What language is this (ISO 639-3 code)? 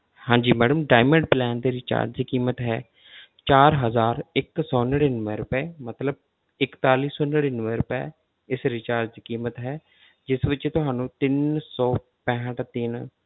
pan